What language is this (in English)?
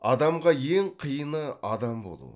Kazakh